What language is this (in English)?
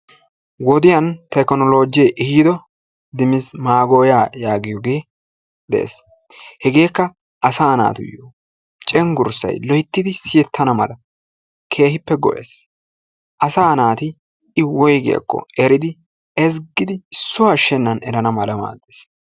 Wolaytta